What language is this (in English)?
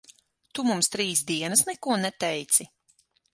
Latvian